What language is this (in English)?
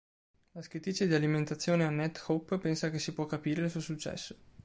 Italian